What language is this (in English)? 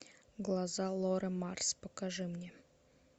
Russian